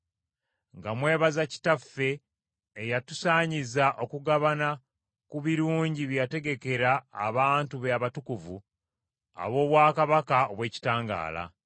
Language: Ganda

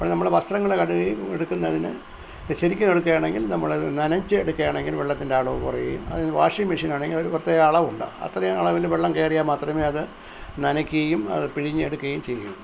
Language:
Malayalam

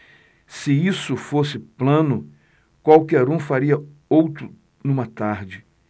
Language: Portuguese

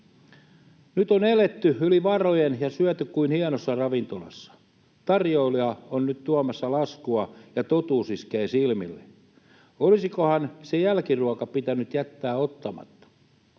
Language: Finnish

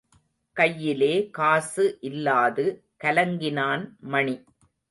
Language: Tamil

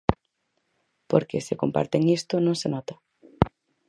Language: Galician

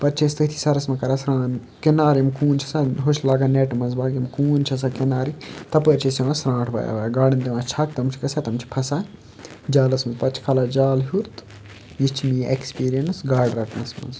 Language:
Kashmiri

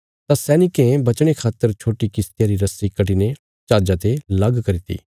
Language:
Bilaspuri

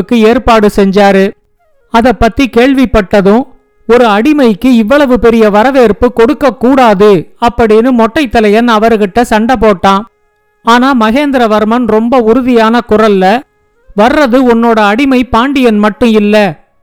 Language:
Tamil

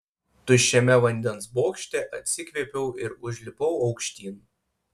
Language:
Lithuanian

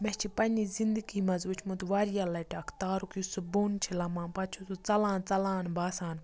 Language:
Kashmiri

